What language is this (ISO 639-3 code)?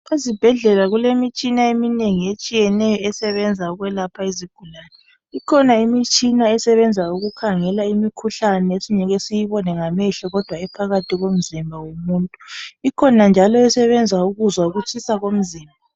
nde